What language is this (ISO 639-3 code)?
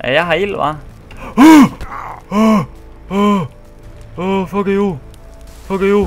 dan